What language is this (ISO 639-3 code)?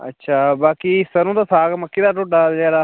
doi